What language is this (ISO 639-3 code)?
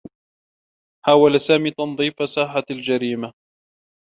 ara